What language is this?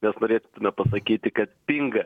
Lithuanian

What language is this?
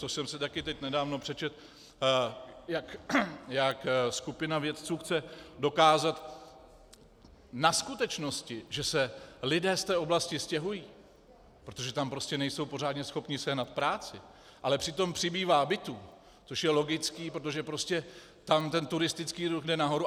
Czech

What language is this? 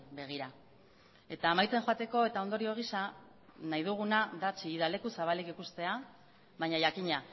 Basque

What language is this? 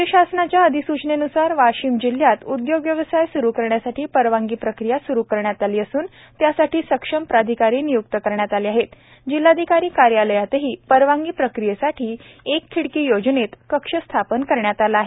Marathi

